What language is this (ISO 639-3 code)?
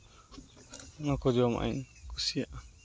sat